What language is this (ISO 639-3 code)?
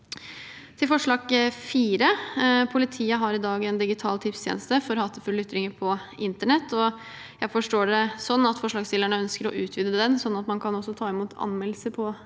nor